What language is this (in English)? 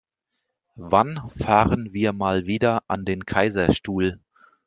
German